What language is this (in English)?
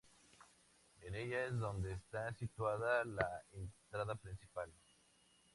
Spanish